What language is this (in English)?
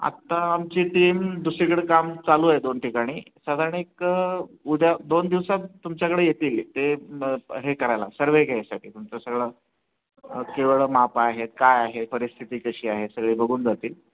Marathi